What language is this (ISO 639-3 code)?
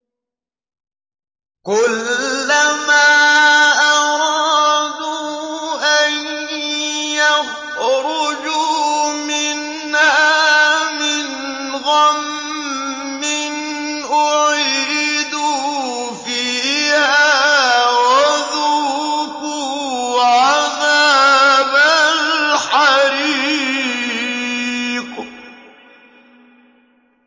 ara